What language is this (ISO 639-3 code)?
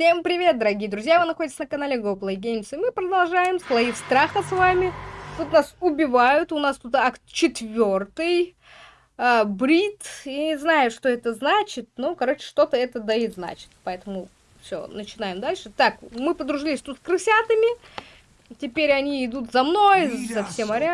rus